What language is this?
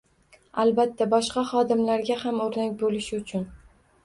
Uzbek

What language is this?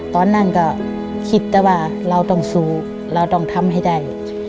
Thai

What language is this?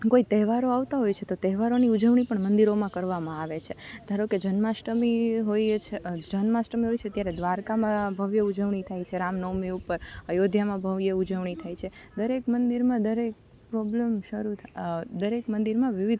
Gujarati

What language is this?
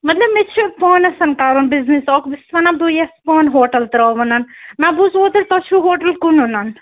Kashmiri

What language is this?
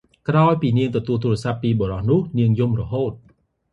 Khmer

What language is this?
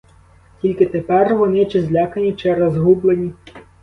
Ukrainian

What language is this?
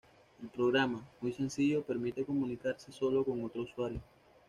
Spanish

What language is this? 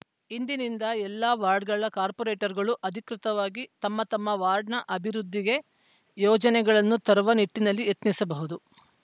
Kannada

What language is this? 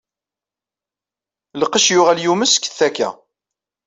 Kabyle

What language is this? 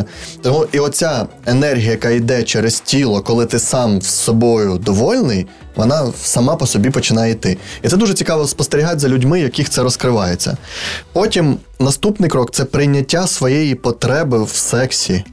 Ukrainian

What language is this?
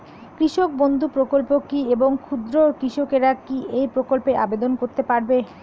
Bangla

